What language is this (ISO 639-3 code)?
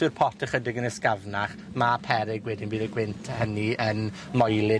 cym